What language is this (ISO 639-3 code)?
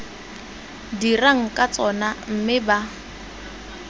tsn